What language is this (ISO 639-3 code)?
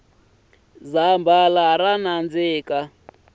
tso